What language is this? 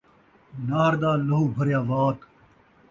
Saraiki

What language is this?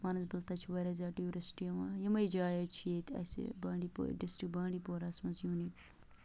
Kashmiri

